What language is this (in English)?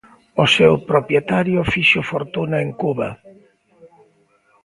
Galician